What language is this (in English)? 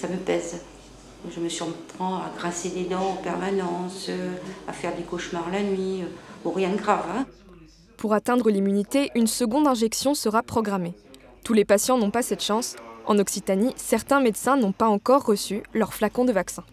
French